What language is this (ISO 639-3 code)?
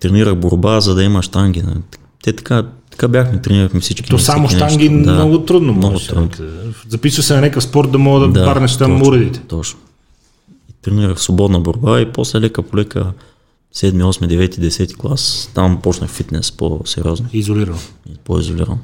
bul